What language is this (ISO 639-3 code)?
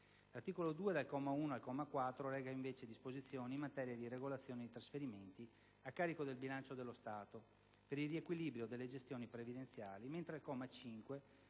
ita